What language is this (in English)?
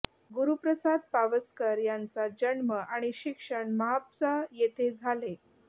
Marathi